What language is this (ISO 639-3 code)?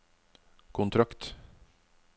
nor